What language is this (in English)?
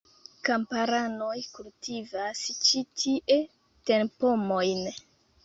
Esperanto